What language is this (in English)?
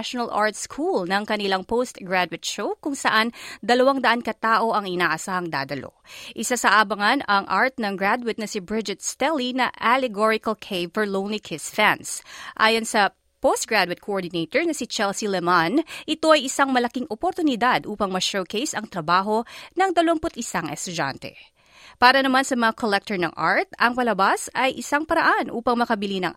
Filipino